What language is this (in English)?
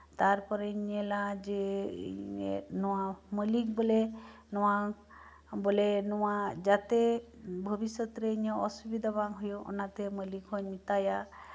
Santali